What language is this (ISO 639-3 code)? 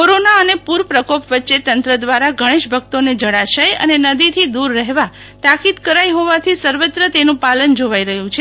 guj